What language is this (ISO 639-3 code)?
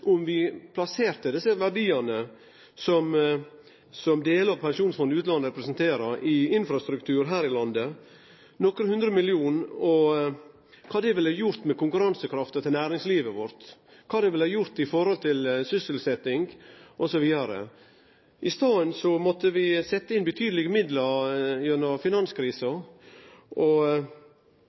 nno